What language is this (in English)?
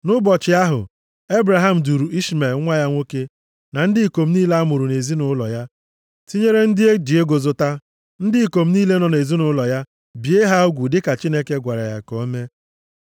Igbo